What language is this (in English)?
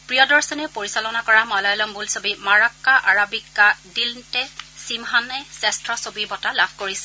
Assamese